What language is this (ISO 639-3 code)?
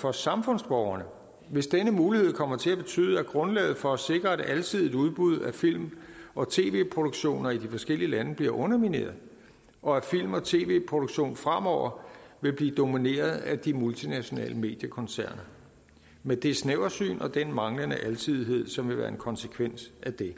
dan